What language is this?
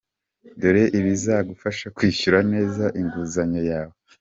Kinyarwanda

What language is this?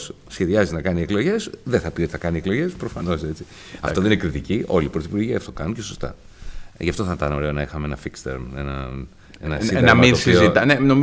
Greek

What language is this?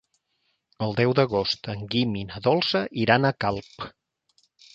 Catalan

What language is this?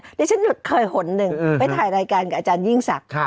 Thai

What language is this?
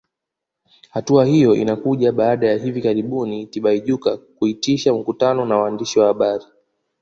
Swahili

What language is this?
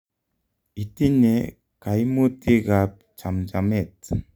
Kalenjin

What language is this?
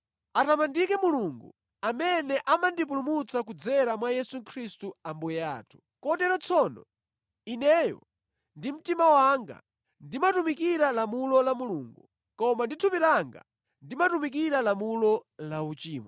Nyanja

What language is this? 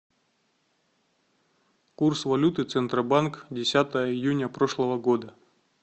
Russian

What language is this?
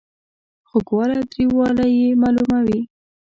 Pashto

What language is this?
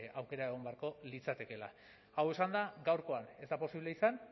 Basque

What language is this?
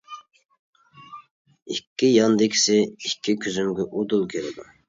Uyghur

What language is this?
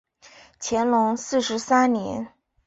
Chinese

